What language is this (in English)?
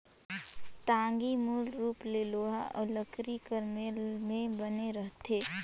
Chhattisgarhi